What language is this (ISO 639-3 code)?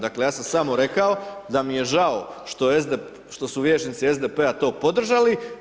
hrv